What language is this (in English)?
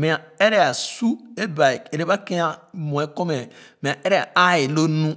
Khana